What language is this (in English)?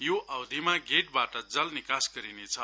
Nepali